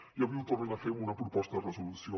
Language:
Catalan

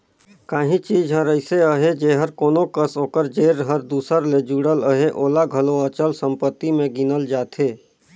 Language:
Chhattisgarhi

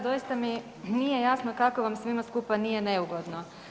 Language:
Croatian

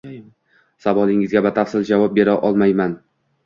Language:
Uzbek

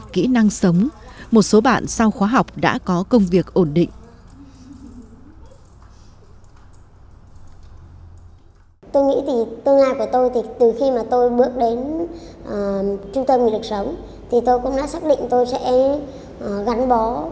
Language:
Vietnamese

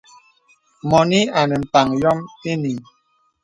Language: Bebele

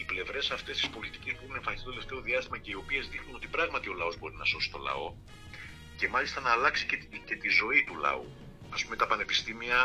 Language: Greek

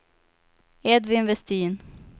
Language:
Swedish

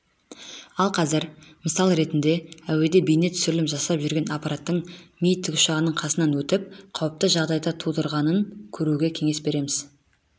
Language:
Kazakh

